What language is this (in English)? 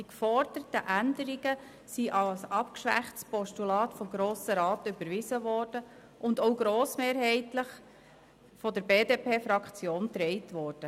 Swiss German